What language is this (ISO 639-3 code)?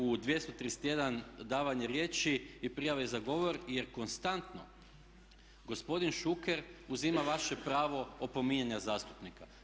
hrv